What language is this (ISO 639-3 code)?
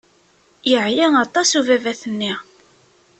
kab